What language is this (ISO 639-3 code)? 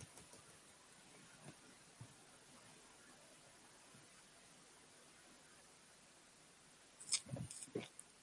tur